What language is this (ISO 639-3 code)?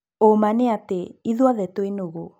kik